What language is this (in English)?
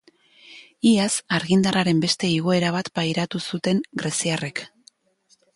Basque